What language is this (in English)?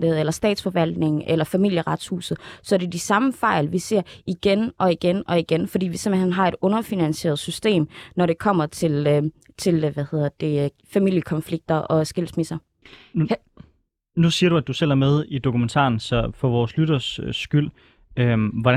Danish